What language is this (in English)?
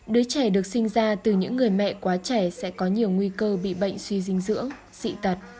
Vietnamese